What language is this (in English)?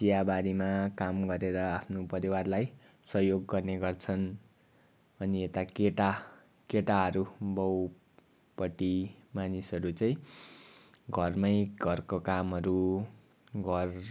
Nepali